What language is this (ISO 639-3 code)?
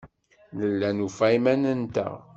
kab